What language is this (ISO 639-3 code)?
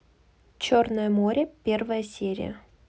rus